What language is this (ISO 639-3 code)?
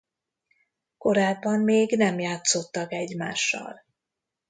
hun